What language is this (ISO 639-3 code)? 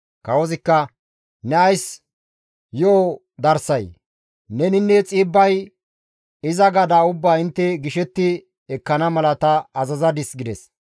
gmv